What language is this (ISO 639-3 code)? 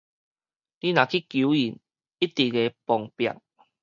nan